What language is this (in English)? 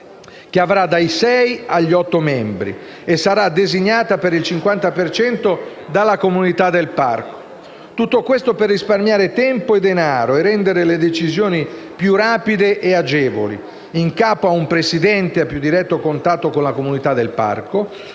Italian